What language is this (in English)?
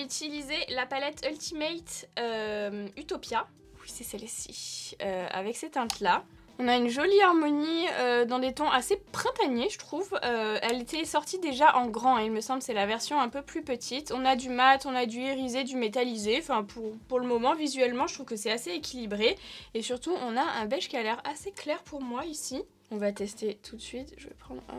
French